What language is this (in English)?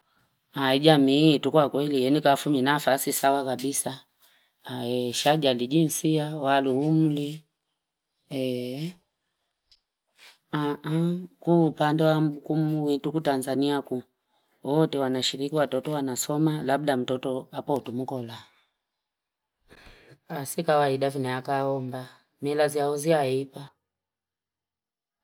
Fipa